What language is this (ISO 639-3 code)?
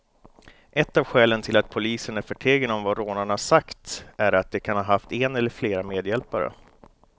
swe